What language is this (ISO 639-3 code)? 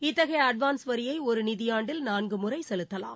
tam